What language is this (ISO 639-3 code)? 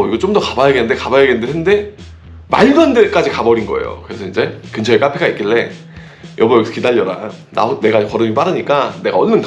kor